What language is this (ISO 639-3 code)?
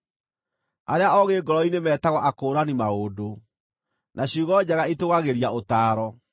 kik